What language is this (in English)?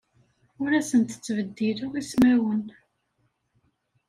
Kabyle